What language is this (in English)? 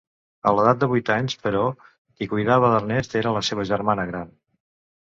Catalan